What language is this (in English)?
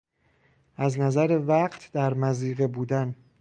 Persian